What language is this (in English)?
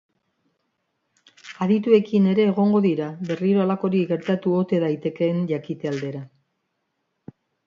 Basque